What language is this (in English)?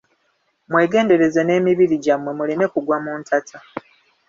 Ganda